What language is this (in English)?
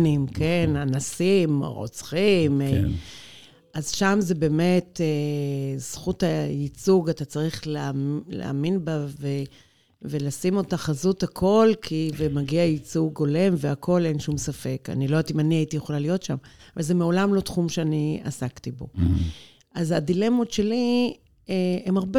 Hebrew